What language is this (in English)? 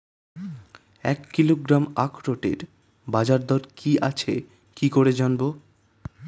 Bangla